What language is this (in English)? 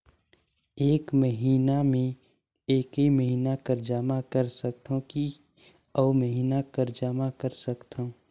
Chhattisgarhi